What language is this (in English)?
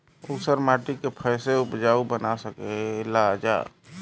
Bhojpuri